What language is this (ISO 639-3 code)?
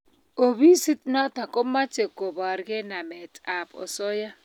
kln